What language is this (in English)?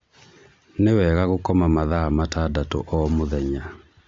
Kikuyu